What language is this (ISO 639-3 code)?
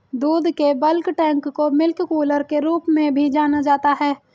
hin